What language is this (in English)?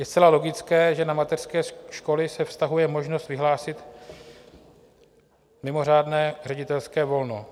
Czech